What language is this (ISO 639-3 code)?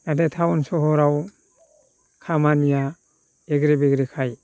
brx